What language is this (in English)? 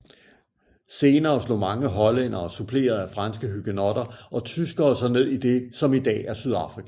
Danish